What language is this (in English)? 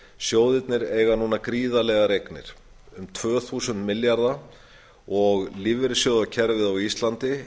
Icelandic